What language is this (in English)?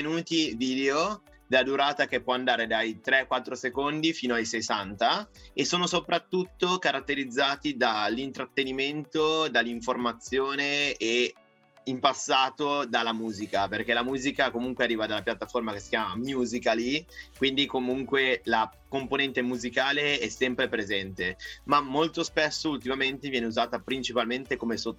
Italian